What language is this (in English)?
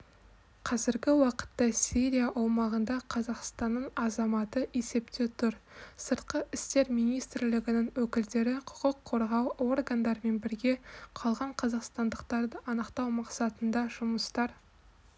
Kazakh